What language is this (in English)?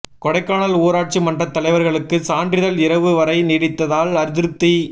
Tamil